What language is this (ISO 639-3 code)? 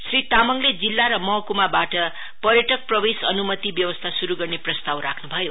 nep